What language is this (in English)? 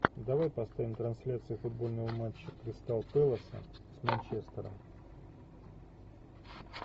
Russian